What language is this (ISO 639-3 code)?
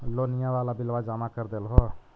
mag